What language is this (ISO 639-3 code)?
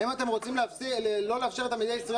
heb